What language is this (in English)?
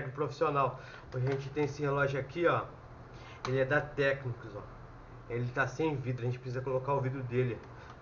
Portuguese